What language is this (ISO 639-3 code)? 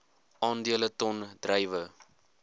afr